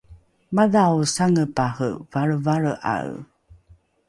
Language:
Rukai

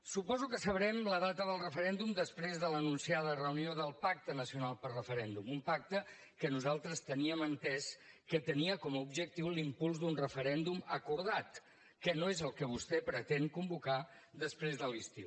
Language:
Catalan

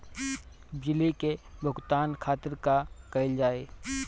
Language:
Bhojpuri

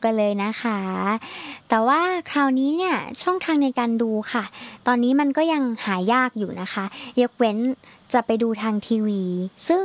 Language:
Thai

